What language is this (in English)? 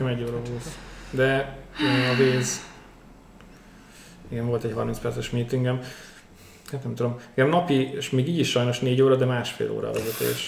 Hungarian